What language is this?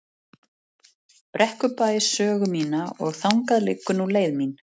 Icelandic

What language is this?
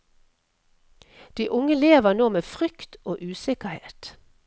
Norwegian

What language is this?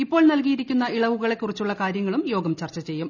Malayalam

